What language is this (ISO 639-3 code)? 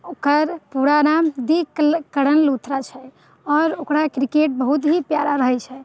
mai